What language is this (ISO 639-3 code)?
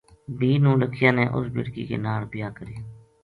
gju